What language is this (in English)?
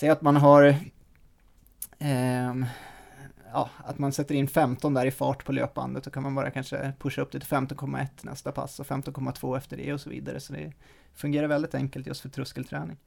Swedish